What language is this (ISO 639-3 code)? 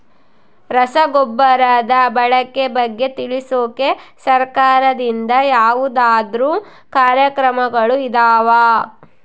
kan